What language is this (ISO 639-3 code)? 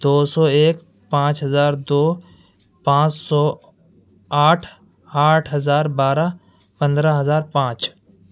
urd